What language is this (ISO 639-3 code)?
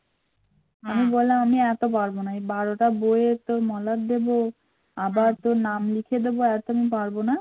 ben